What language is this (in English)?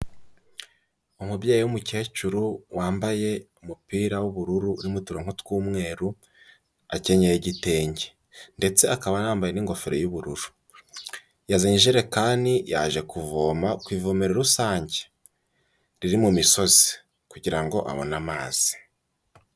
Kinyarwanda